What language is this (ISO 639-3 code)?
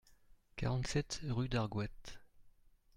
fra